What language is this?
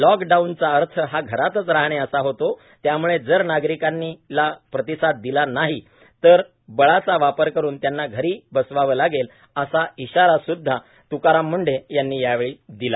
Marathi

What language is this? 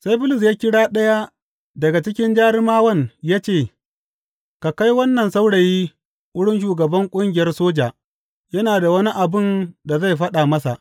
Hausa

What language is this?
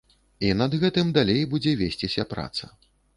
Belarusian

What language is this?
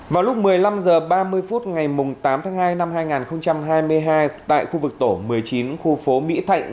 Vietnamese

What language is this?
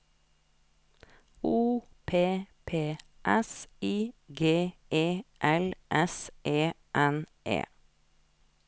Norwegian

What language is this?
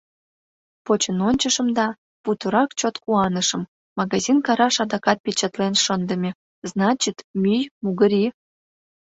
Mari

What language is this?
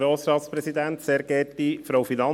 Swiss German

